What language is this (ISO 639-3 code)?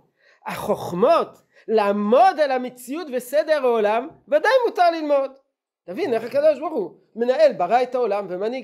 heb